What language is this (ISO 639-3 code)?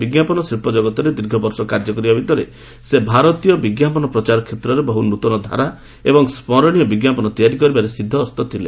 ori